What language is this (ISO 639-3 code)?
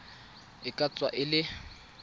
tsn